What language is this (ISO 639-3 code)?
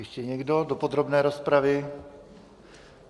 ces